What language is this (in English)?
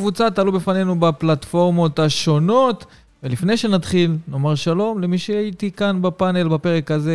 Hebrew